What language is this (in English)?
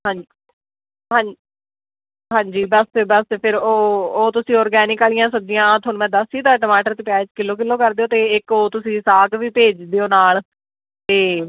Punjabi